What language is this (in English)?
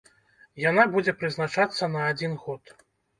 Belarusian